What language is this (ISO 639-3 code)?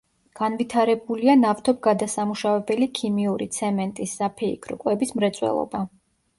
kat